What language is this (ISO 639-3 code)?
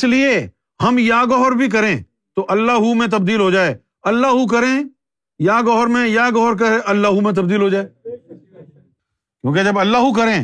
urd